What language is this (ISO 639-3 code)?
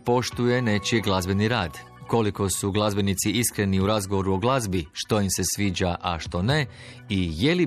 hrv